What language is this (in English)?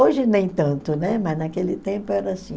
Portuguese